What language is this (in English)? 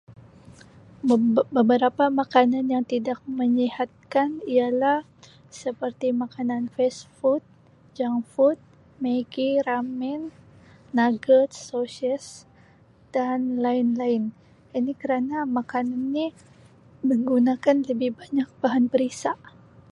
Sabah Malay